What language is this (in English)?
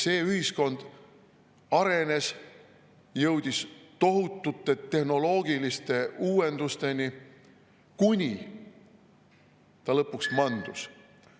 Estonian